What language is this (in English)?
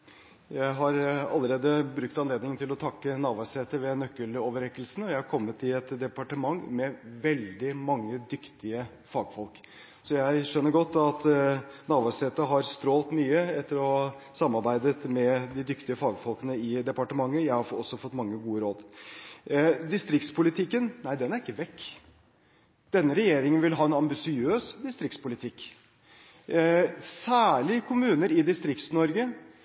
Norwegian